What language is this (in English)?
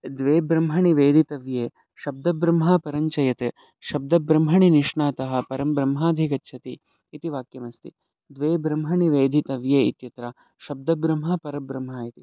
Sanskrit